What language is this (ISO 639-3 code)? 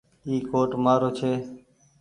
gig